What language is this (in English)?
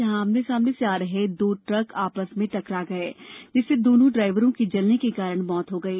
Hindi